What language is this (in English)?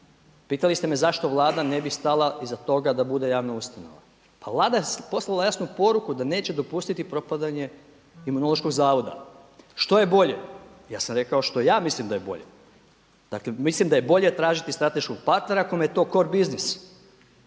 Croatian